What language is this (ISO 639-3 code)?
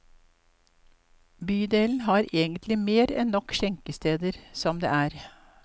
nor